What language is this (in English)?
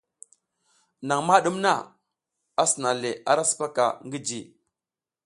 South Giziga